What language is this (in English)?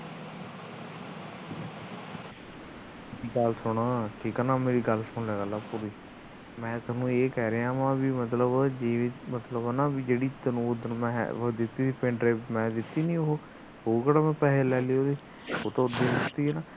Punjabi